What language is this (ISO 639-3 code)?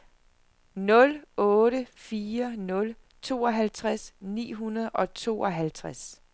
dan